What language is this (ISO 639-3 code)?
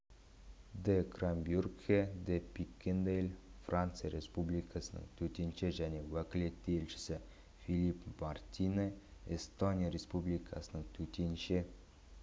kaz